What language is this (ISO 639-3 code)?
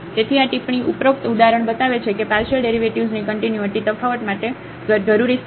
guj